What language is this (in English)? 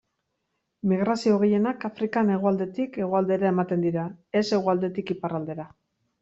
Basque